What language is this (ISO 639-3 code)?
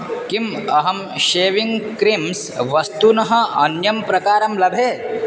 san